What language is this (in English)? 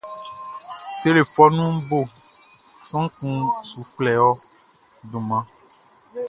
Baoulé